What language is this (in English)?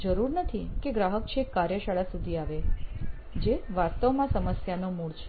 Gujarati